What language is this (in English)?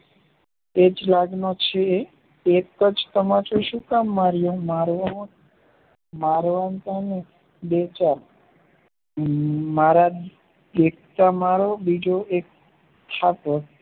Gujarati